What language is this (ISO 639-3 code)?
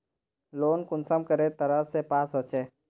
mag